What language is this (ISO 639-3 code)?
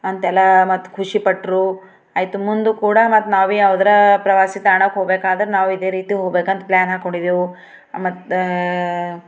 kan